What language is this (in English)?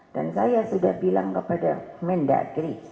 Indonesian